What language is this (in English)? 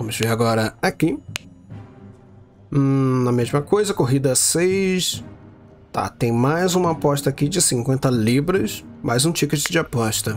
Portuguese